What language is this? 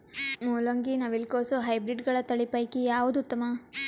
Kannada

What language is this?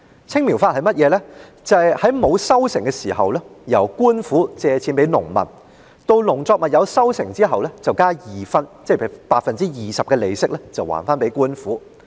Cantonese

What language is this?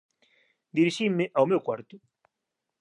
Galician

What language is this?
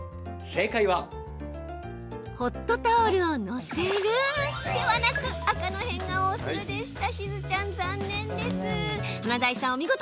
Japanese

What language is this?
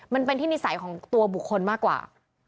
Thai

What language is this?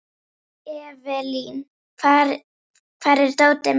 Icelandic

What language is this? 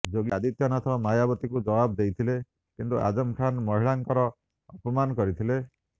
Odia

